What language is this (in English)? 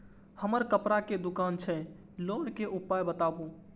Maithili